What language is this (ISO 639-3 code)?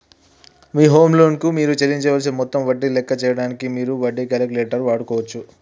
tel